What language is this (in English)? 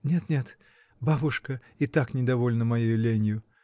Russian